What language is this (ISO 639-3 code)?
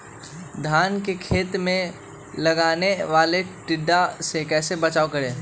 mag